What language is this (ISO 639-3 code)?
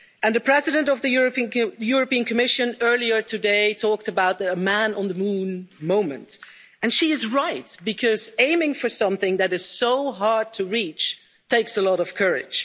eng